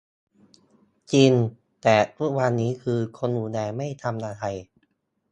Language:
Thai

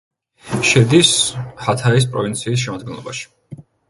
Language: Georgian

